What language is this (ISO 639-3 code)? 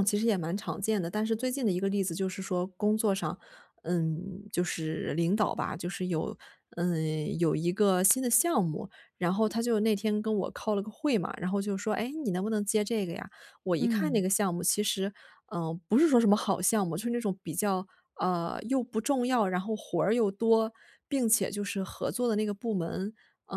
zho